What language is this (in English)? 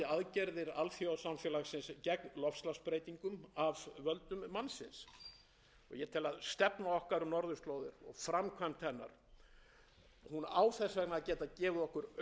Icelandic